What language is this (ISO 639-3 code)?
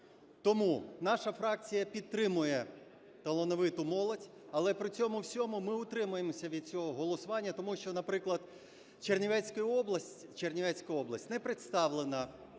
ukr